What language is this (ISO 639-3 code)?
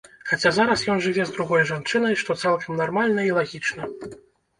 bel